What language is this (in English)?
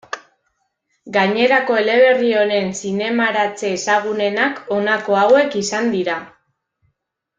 Basque